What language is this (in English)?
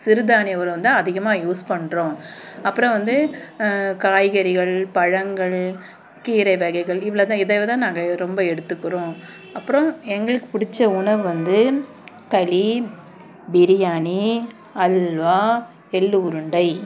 Tamil